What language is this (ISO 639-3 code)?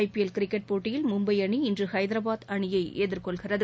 tam